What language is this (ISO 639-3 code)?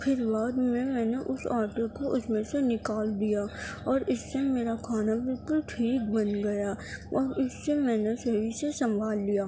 urd